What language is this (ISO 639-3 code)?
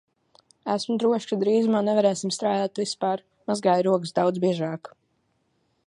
lav